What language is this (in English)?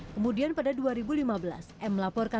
Indonesian